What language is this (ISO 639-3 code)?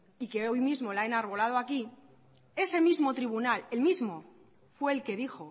spa